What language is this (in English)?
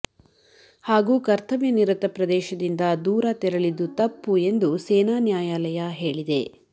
Kannada